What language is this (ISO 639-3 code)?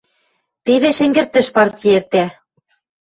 mrj